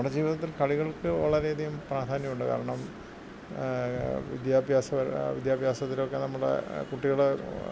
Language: Malayalam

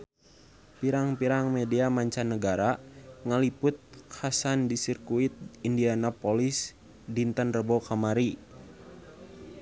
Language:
Sundanese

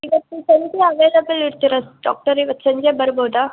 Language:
Kannada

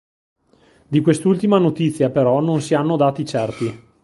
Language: Italian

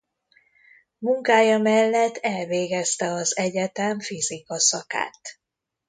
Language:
Hungarian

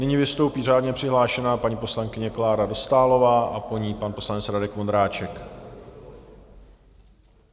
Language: Czech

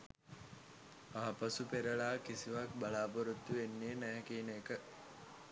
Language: Sinhala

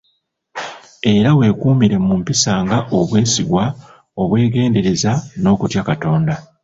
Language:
Ganda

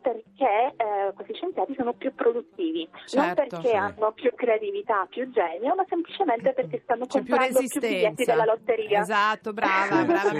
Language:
Italian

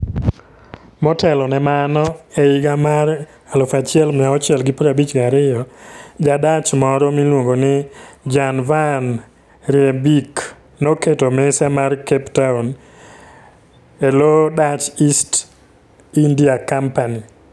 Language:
Luo (Kenya and Tanzania)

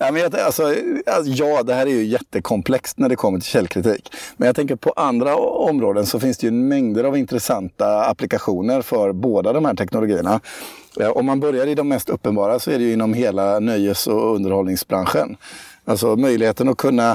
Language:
Swedish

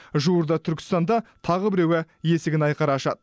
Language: Kazakh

